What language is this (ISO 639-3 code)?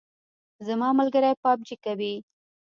pus